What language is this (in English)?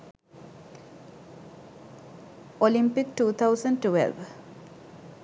Sinhala